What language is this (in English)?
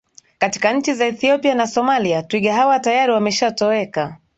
Swahili